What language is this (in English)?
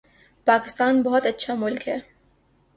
Urdu